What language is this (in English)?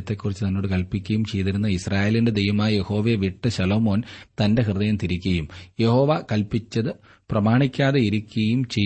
Malayalam